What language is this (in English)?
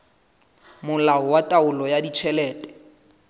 Southern Sotho